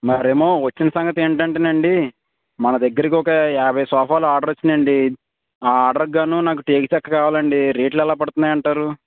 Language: Telugu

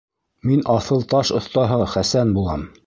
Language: Bashkir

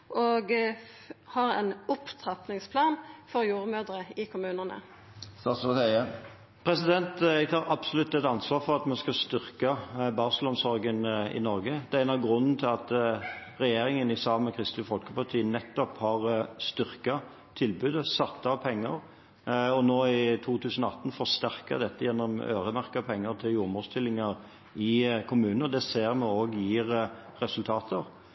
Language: Norwegian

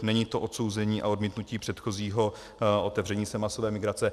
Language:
Czech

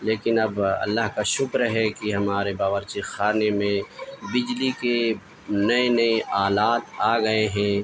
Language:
Urdu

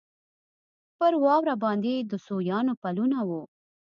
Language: Pashto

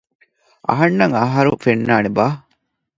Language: Divehi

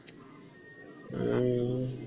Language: Assamese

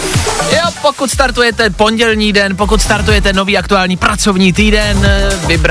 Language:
Czech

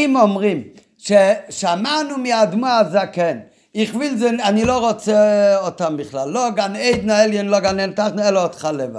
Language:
Hebrew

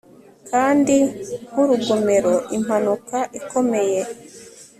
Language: Kinyarwanda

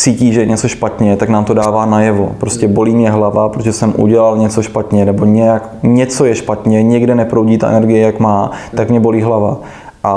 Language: Czech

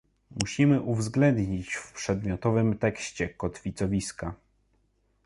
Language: Polish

